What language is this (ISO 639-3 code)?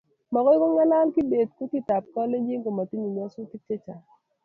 kln